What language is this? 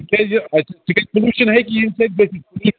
Kashmiri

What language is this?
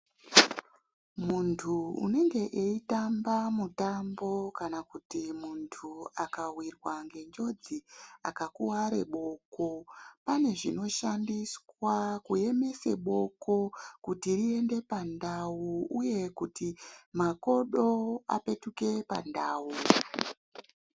Ndau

